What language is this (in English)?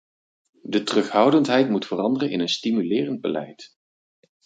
Dutch